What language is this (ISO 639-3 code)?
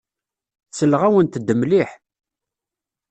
kab